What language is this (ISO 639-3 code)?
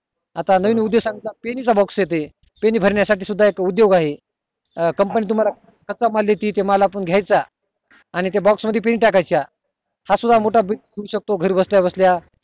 mar